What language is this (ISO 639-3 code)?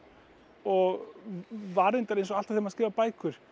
isl